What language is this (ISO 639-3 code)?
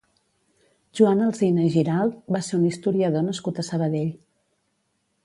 cat